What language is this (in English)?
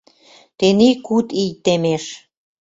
Mari